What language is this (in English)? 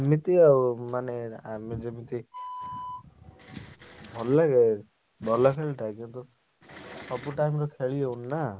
Odia